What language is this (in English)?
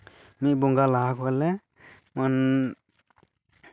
Santali